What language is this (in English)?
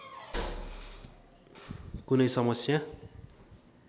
Nepali